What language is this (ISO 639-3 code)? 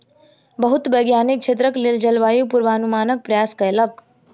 mai